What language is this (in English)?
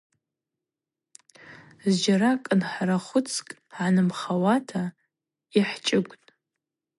Abaza